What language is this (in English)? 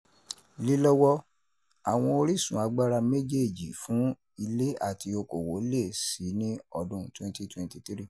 Yoruba